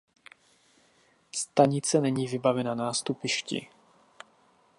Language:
Czech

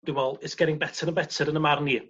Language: Welsh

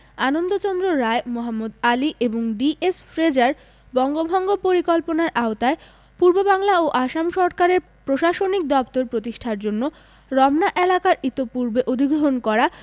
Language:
Bangla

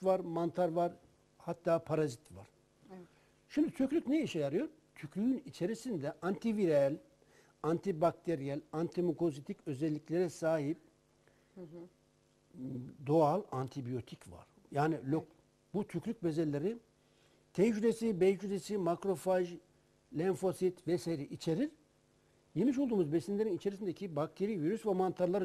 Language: Turkish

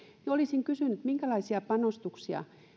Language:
Finnish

